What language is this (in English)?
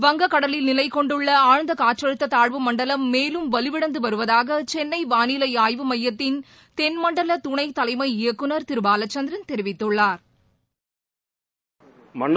Tamil